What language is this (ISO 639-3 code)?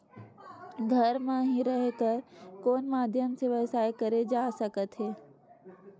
hne